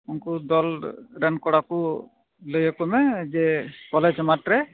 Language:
Santali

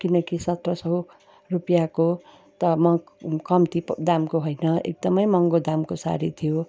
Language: Nepali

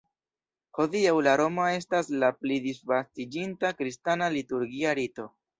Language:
Esperanto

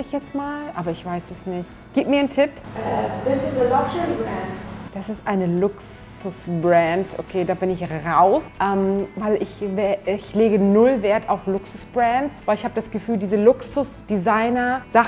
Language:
German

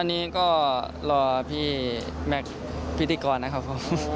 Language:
Thai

